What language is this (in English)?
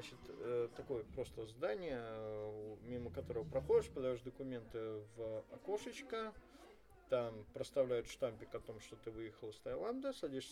Russian